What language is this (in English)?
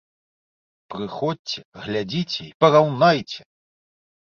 Belarusian